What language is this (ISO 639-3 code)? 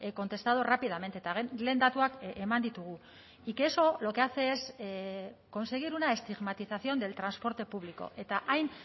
spa